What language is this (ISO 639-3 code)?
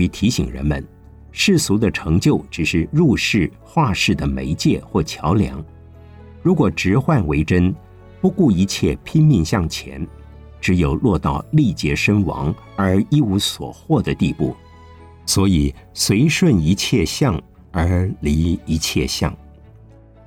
zho